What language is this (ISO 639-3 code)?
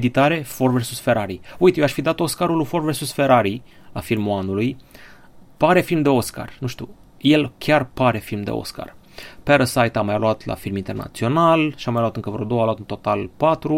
ron